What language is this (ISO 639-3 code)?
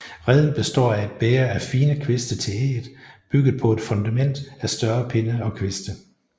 dan